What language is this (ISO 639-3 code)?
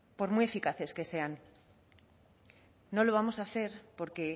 spa